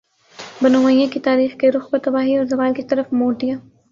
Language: Urdu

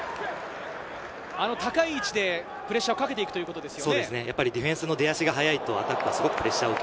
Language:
Japanese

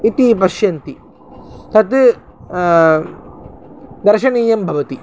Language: Sanskrit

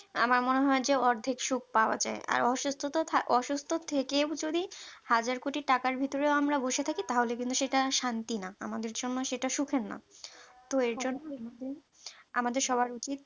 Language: Bangla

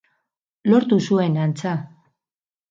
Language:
Basque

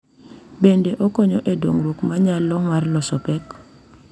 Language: Luo (Kenya and Tanzania)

